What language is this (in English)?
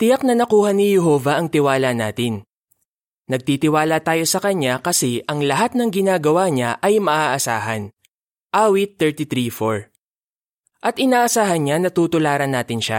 Filipino